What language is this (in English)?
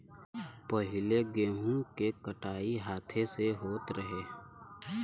Bhojpuri